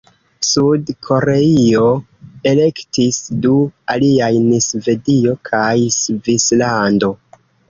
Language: Esperanto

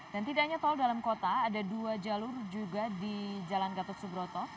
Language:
Indonesian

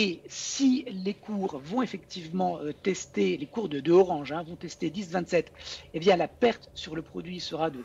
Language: French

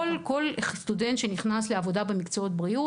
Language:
Hebrew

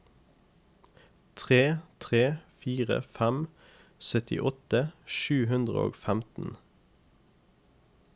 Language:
Norwegian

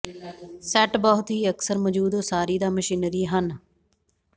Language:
Punjabi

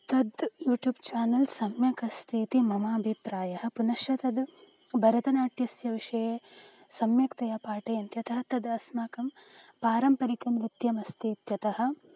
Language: Sanskrit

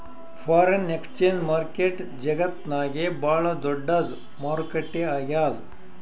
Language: Kannada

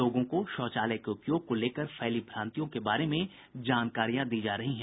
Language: Hindi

